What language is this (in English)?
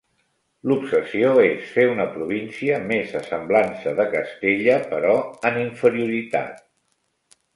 Catalan